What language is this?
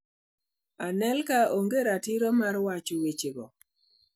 Luo (Kenya and Tanzania)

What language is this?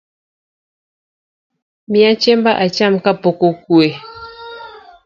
Luo (Kenya and Tanzania)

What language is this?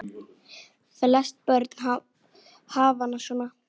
Icelandic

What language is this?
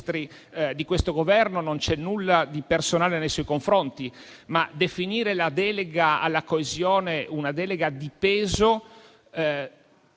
Italian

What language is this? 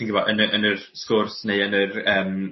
Welsh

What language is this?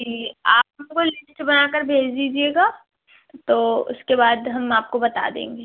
Urdu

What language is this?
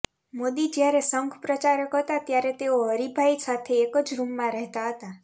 Gujarati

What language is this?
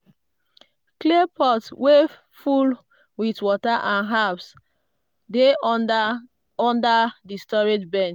Nigerian Pidgin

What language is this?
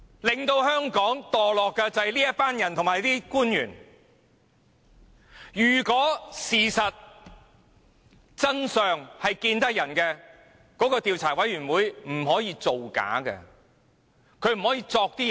Cantonese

